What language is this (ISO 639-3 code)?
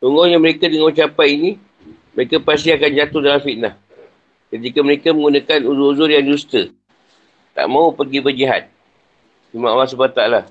msa